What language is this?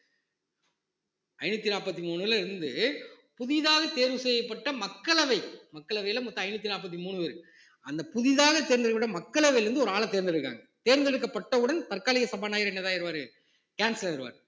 Tamil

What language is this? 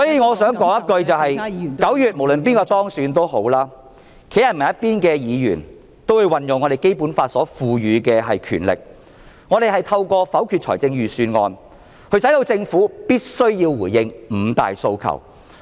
Cantonese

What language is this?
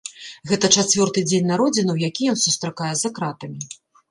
Belarusian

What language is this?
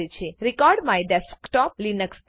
Gujarati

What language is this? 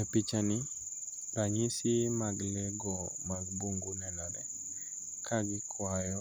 Luo (Kenya and Tanzania)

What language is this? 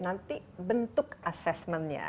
Indonesian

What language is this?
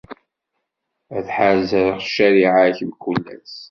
Kabyle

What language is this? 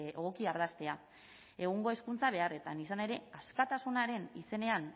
Basque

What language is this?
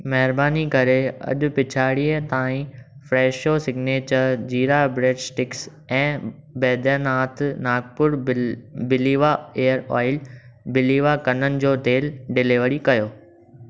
Sindhi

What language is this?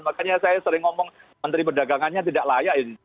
Indonesian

